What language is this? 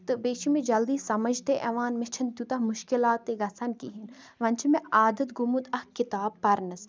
Kashmiri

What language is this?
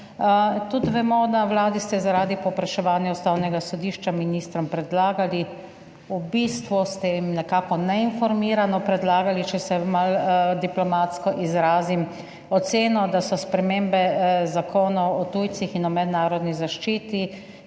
Slovenian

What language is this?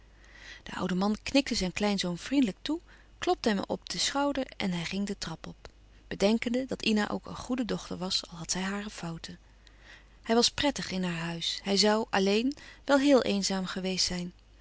Dutch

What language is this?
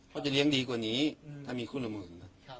Thai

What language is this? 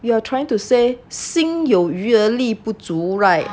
English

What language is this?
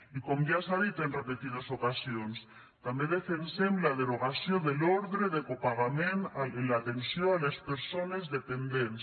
Catalan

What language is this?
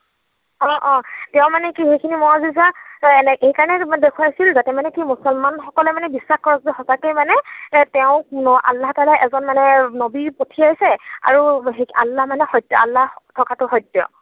Assamese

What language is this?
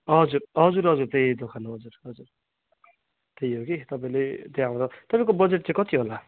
Nepali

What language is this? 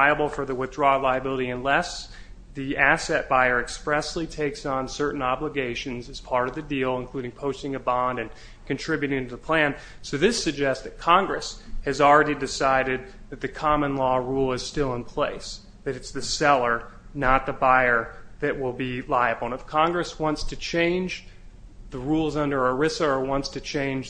English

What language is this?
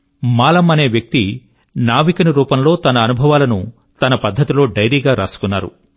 Telugu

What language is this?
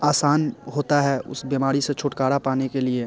Hindi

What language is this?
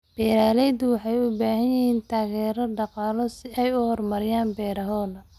Somali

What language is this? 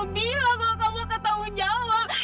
Indonesian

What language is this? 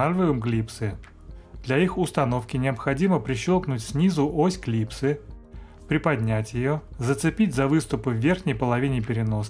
Russian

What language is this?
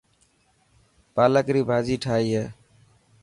Dhatki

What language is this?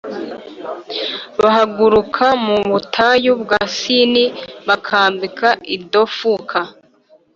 Kinyarwanda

